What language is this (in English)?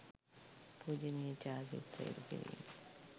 Sinhala